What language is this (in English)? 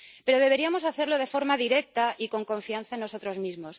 Spanish